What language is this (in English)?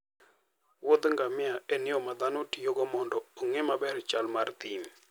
Luo (Kenya and Tanzania)